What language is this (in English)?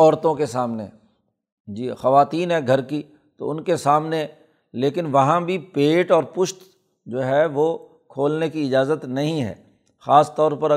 Urdu